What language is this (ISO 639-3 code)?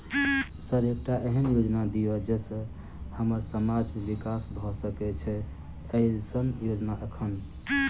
mai